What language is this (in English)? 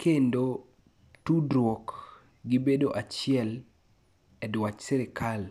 Luo (Kenya and Tanzania)